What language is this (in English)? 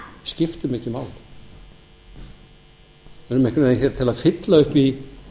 Icelandic